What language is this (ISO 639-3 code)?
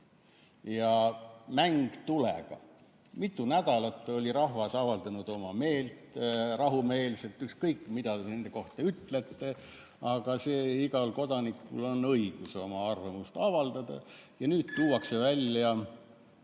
est